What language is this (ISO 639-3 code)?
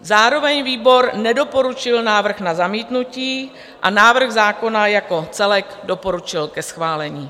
ces